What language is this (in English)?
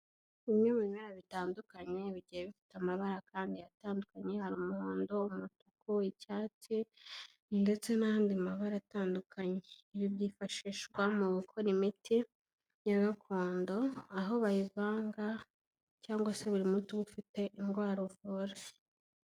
Kinyarwanda